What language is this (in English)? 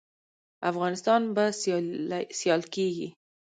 Pashto